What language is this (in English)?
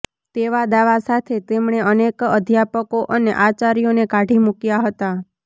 Gujarati